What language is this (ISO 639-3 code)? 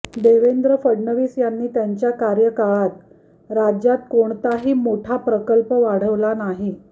mar